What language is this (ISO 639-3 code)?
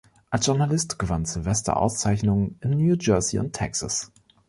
deu